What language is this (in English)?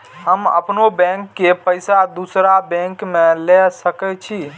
Maithili